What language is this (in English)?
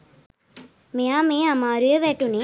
Sinhala